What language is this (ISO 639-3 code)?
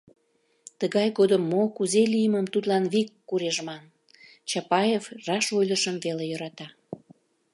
chm